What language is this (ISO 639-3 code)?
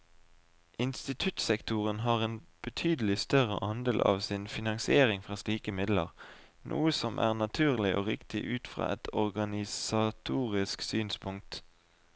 nor